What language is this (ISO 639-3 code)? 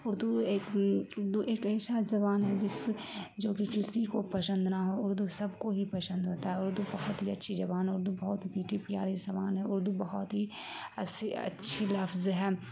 urd